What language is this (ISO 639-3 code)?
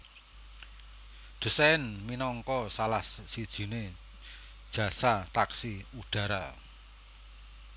jav